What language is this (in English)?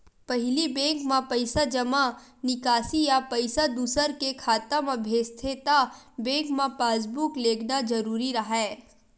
Chhattisgarhi